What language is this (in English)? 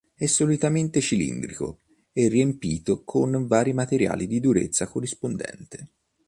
Italian